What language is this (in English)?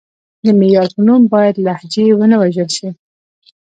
Pashto